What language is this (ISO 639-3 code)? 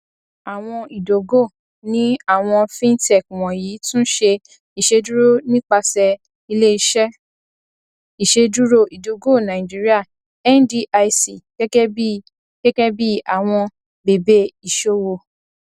yor